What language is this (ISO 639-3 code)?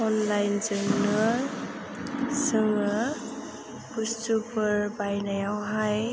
brx